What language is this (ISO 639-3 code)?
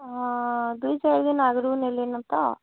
ori